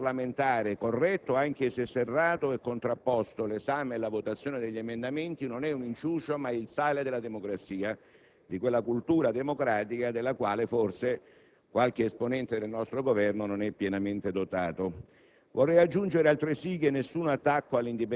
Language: Italian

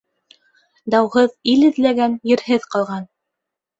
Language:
Bashkir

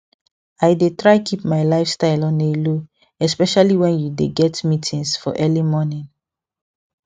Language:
Nigerian Pidgin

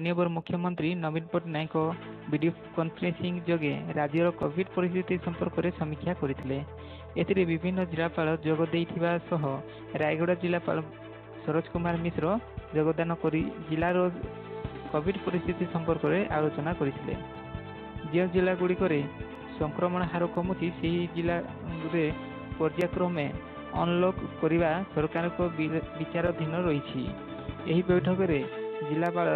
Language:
Indonesian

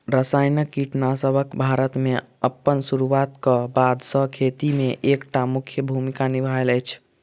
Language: Maithili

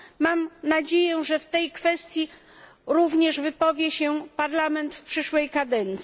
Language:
Polish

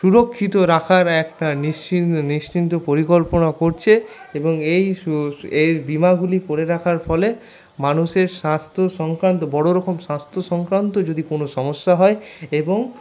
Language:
Bangla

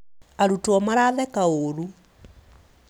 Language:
Kikuyu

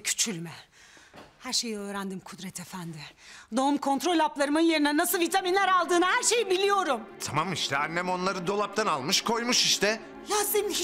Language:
Turkish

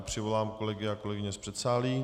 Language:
Czech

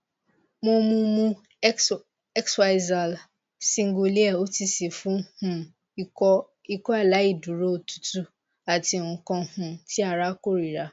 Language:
Yoruba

